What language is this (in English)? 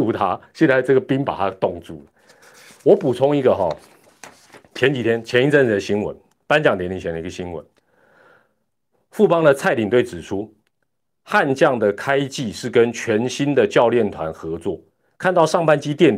Chinese